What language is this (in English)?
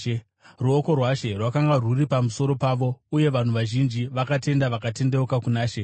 Shona